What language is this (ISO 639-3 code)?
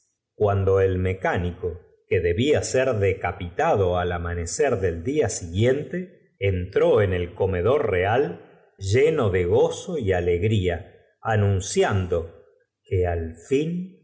spa